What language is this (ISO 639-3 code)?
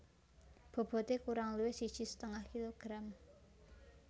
jav